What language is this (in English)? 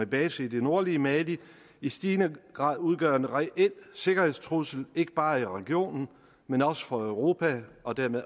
Danish